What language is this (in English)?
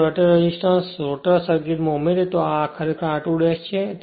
Gujarati